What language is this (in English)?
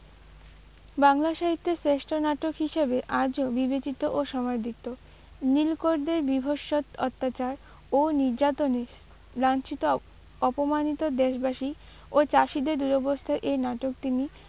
Bangla